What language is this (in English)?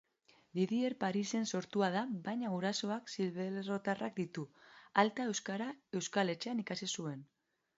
Basque